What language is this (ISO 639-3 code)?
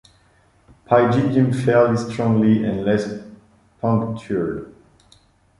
eng